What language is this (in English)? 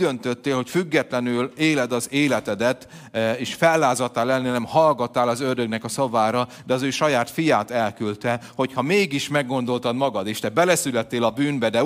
Hungarian